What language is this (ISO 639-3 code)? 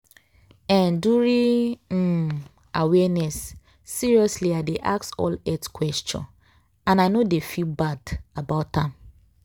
pcm